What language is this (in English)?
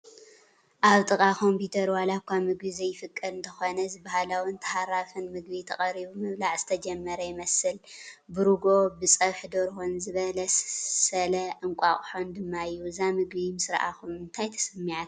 Tigrinya